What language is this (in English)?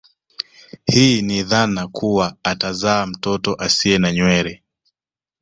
Swahili